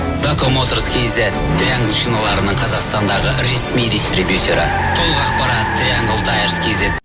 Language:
Kazakh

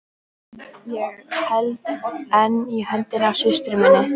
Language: Icelandic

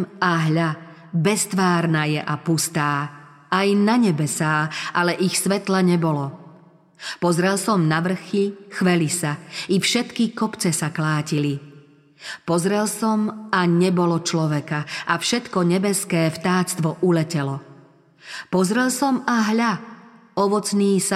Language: Slovak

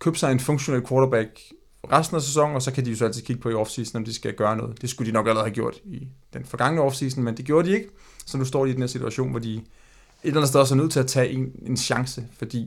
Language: Danish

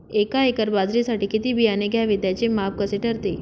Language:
Marathi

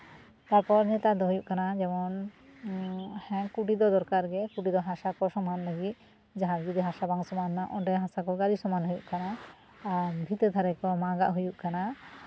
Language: Santali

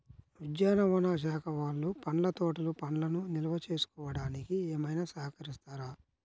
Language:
Telugu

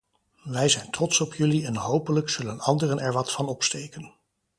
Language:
Dutch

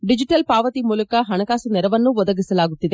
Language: Kannada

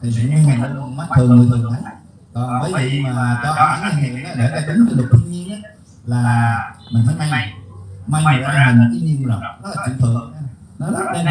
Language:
Vietnamese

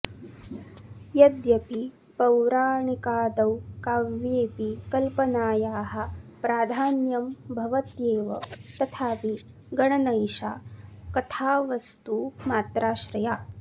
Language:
Sanskrit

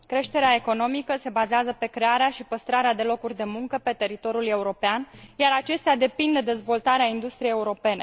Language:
Romanian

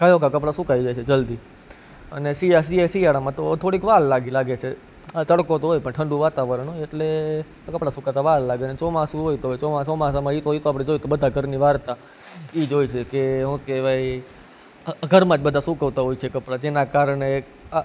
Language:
Gujarati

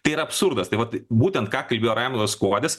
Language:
Lithuanian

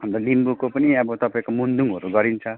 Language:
Nepali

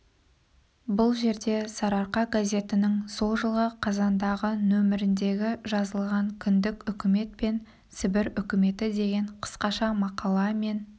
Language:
Kazakh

